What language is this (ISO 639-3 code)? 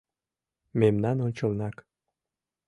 chm